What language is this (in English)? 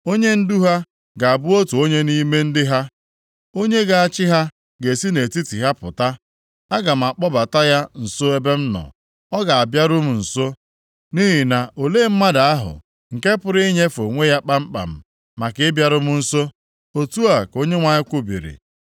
Igbo